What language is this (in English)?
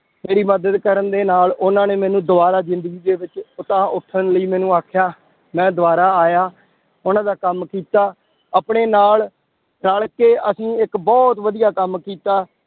Punjabi